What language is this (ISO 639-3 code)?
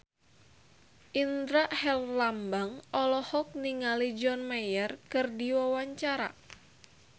sun